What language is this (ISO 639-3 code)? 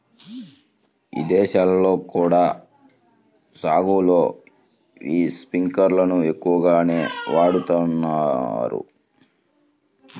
tel